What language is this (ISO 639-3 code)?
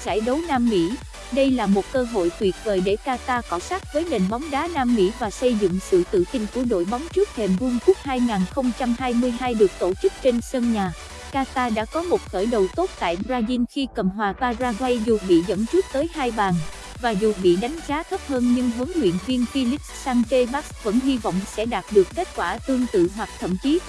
vie